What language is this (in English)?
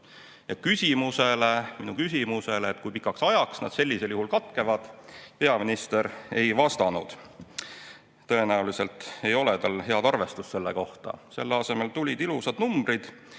Estonian